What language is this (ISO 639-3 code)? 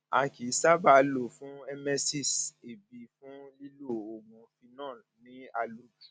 yor